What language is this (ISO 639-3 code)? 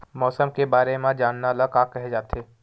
hne